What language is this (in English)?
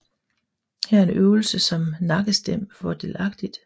Danish